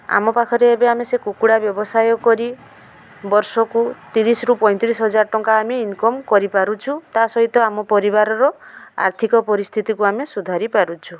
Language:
Odia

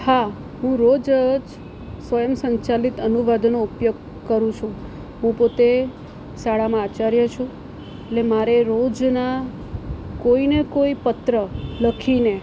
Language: Gujarati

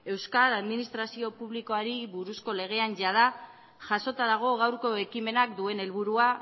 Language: Basque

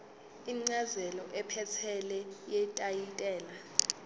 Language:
Zulu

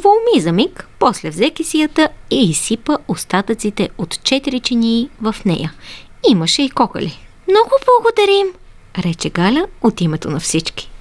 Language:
Bulgarian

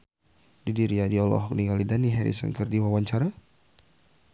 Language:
Sundanese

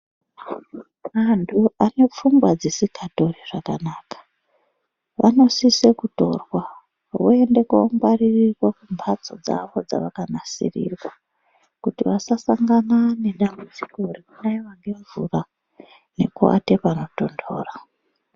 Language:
Ndau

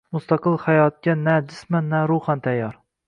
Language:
Uzbek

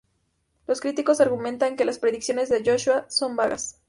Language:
Spanish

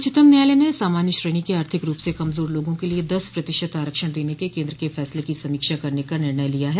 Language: Hindi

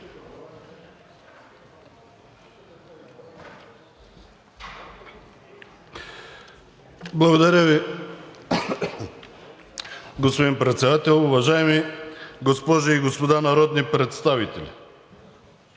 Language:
Bulgarian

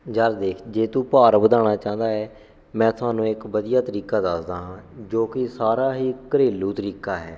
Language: Punjabi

